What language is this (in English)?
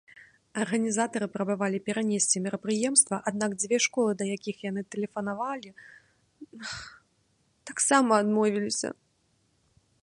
Belarusian